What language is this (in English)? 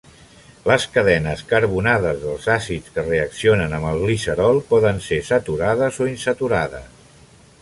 Catalan